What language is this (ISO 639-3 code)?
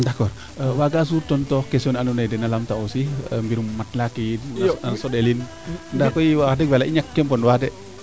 srr